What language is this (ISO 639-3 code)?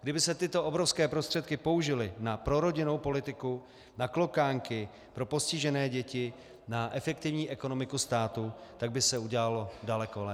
ces